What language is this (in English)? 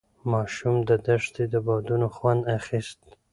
Pashto